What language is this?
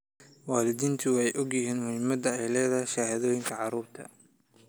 Somali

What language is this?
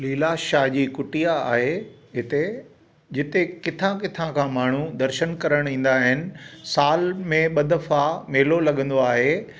Sindhi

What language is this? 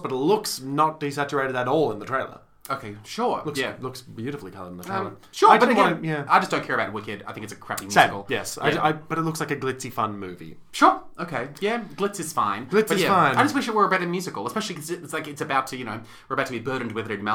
English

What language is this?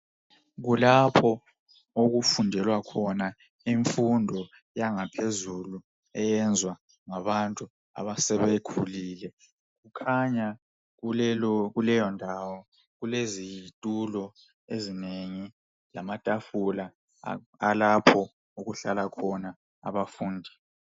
North Ndebele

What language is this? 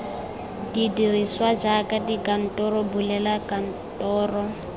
Tswana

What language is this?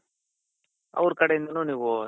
Kannada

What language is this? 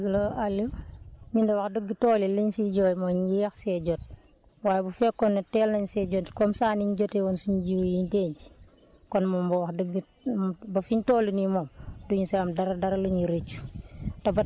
Wolof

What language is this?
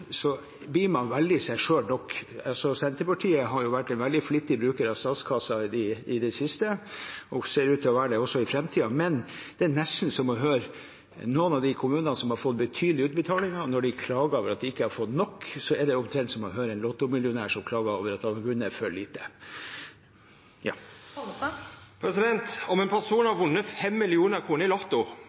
Norwegian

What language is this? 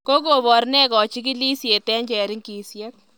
Kalenjin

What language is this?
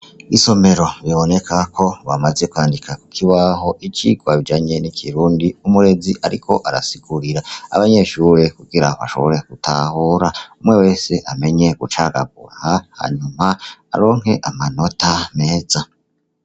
Rundi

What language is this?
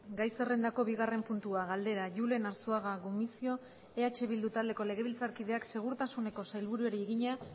Basque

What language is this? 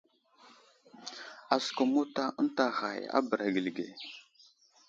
Wuzlam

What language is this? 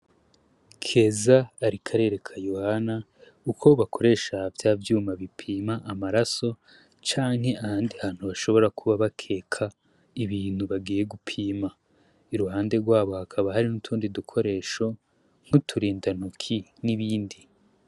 Rundi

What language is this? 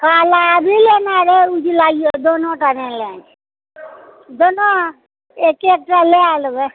Maithili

